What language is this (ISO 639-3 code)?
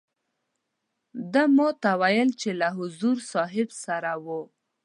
pus